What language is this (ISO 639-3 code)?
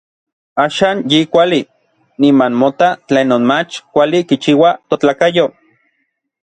nlv